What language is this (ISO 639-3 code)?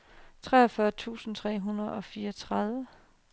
dan